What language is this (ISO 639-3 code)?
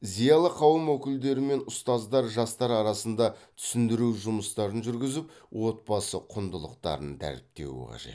kaz